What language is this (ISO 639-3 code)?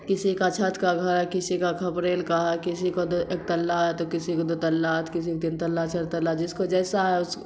urd